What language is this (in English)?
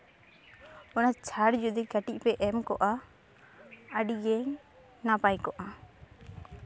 Santali